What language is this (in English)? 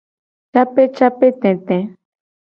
Gen